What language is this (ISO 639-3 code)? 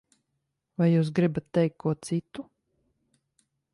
lav